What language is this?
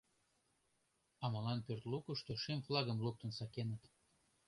Mari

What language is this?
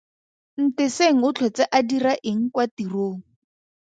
Tswana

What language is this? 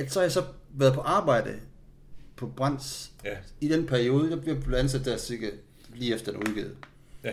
Danish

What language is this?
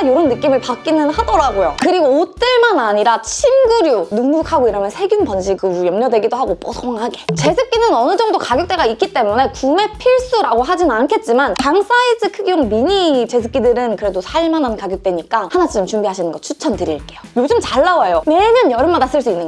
Korean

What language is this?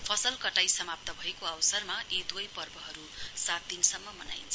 Nepali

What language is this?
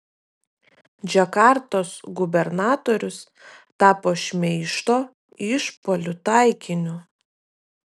Lithuanian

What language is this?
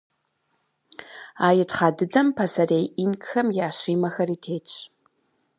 Kabardian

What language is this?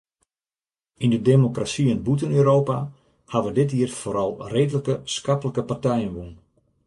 Western Frisian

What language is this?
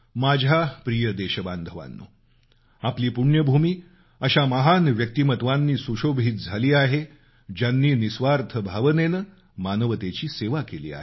Marathi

